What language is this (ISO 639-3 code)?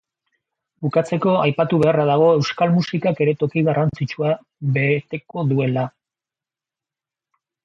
eus